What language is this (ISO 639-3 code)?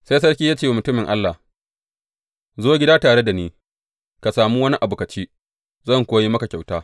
hau